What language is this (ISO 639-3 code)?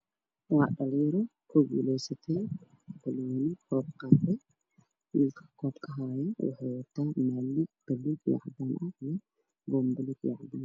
som